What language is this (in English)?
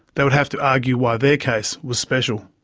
English